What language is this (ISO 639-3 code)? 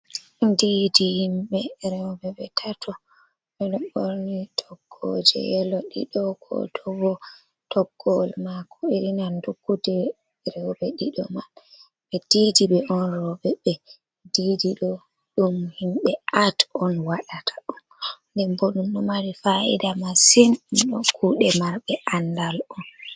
ful